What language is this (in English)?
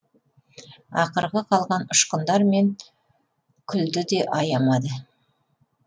Kazakh